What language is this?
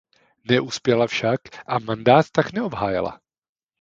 Czech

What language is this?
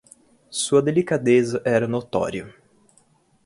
Portuguese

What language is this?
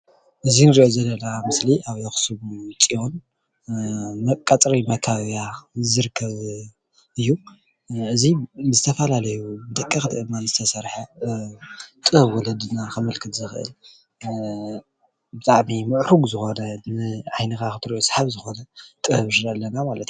Tigrinya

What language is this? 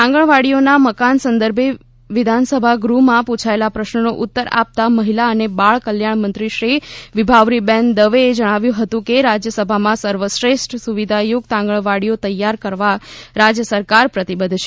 Gujarati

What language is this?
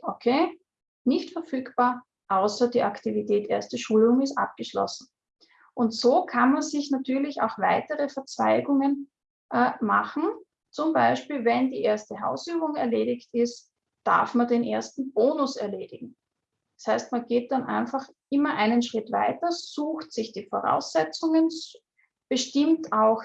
German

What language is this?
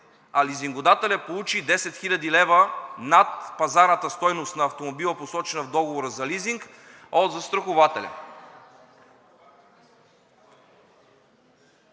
Bulgarian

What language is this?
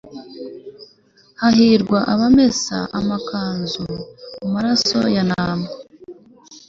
Kinyarwanda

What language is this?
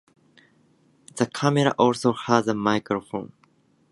English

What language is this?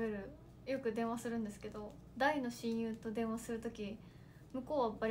Japanese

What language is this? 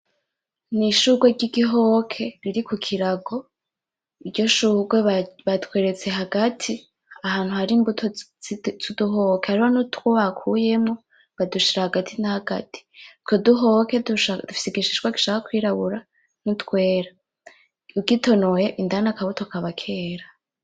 Rundi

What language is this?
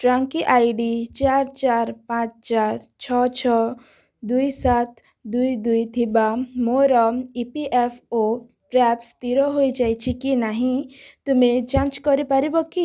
Odia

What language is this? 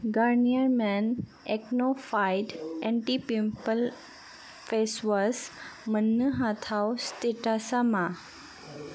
Bodo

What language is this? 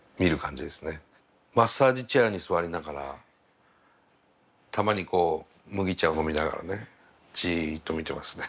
Japanese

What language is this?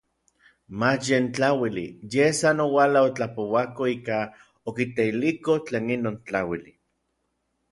Orizaba Nahuatl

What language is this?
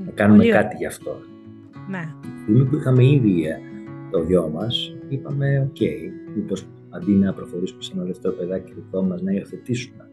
Greek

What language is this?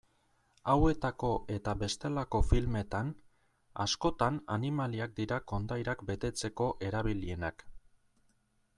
Basque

